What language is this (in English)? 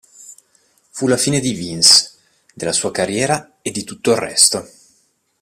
Italian